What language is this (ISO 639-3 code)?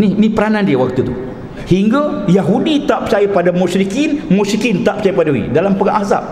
msa